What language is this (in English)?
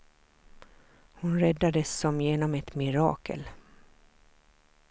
Swedish